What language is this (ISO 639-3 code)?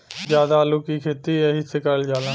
bho